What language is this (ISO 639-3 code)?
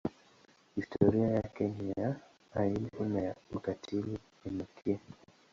swa